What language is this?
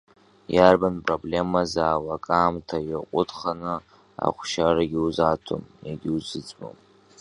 Abkhazian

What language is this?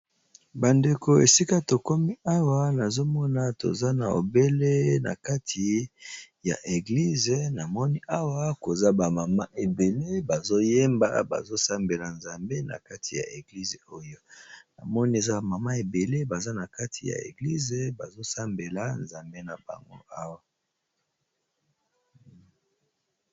Lingala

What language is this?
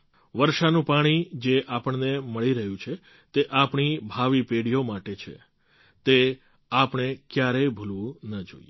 Gujarati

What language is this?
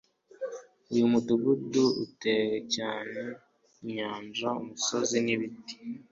Kinyarwanda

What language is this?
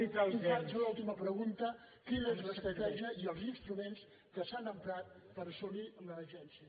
Catalan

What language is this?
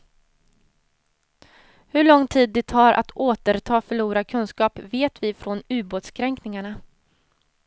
Swedish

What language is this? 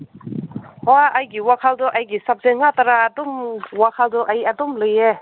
Manipuri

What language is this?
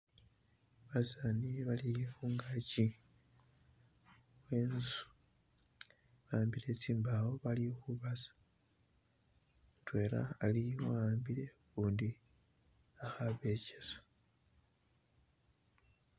Masaaba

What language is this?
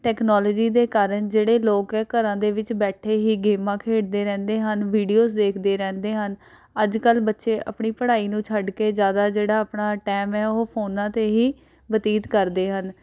Punjabi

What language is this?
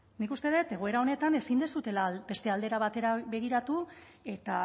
Basque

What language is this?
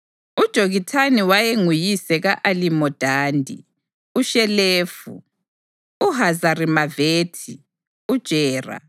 North Ndebele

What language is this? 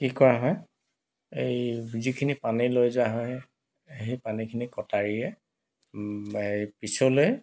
Assamese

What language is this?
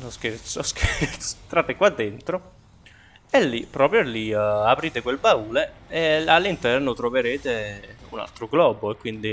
Italian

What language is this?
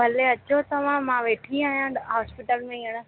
Sindhi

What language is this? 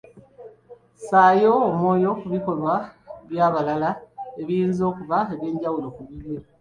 Ganda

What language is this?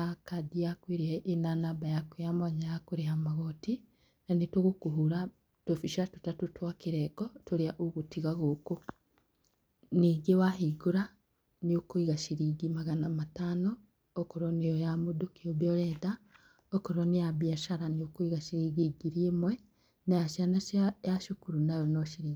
Kikuyu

